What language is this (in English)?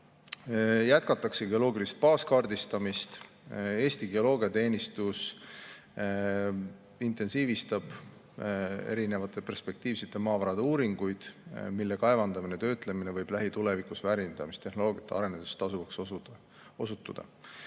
Estonian